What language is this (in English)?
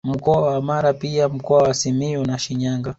Swahili